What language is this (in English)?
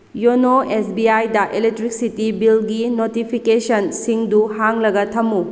Manipuri